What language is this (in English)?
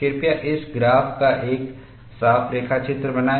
Hindi